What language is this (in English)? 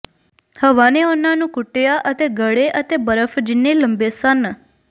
Punjabi